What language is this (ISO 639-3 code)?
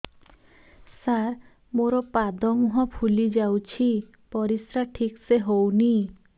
ori